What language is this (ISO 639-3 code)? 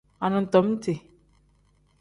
kdh